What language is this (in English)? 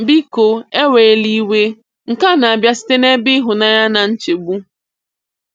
Igbo